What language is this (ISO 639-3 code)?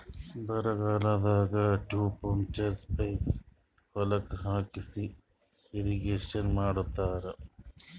kan